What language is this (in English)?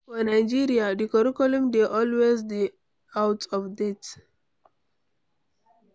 Nigerian Pidgin